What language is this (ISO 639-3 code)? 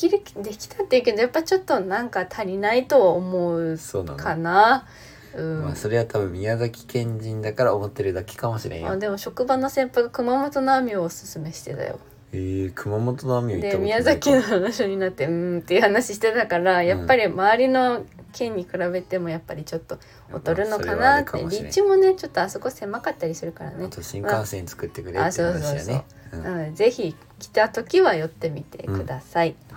jpn